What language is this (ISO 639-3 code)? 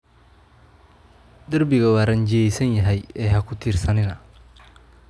som